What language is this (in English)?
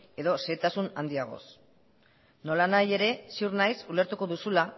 Basque